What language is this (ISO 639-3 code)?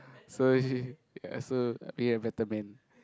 eng